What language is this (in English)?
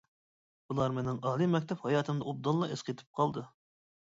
Uyghur